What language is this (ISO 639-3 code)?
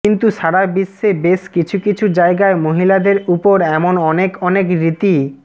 ben